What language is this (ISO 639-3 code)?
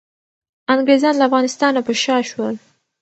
pus